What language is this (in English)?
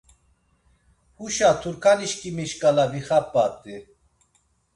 Laz